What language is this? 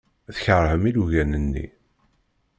Kabyle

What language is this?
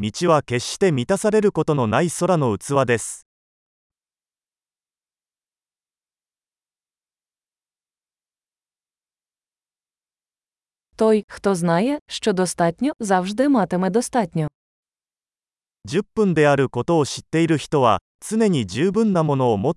Ukrainian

